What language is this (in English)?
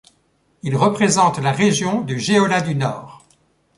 French